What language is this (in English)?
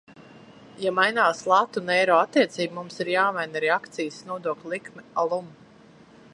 Latvian